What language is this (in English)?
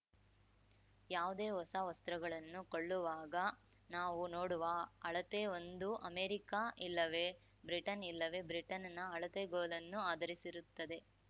Kannada